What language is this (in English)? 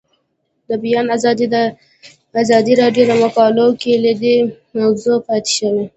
Pashto